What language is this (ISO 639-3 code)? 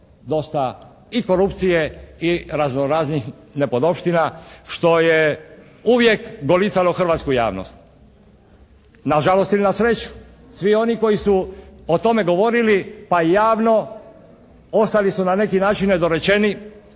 hrv